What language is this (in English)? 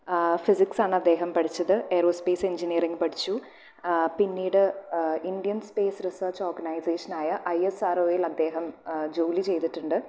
Malayalam